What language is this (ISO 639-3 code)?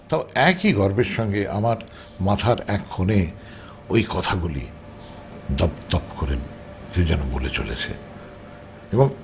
ben